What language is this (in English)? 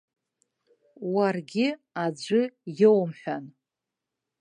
Abkhazian